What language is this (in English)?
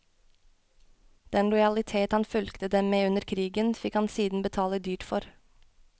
Norwegian